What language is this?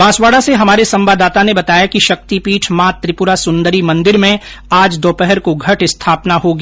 Hindi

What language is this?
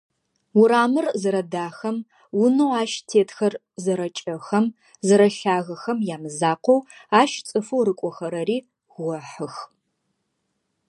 Adyghe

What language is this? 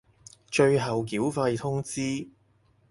Cantonese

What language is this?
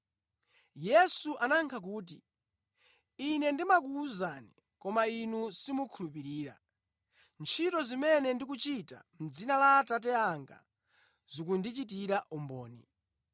Nyanja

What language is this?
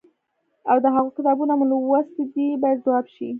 Pashto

